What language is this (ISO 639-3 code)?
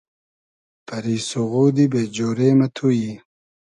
haz